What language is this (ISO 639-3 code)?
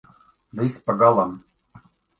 lav